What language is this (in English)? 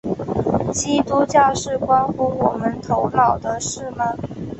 Chinese